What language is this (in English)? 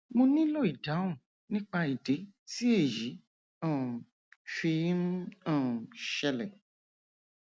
Yoruba